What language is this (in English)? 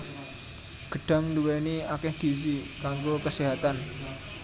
Javanese